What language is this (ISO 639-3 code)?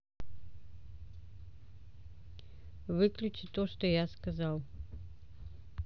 rus